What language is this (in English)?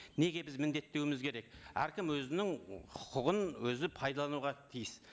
Kazakh